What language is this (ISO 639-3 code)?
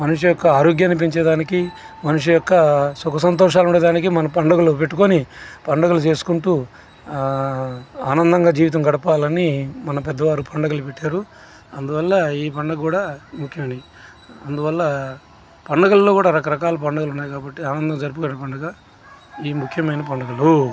tel